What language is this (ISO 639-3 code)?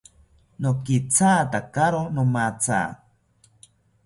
cpy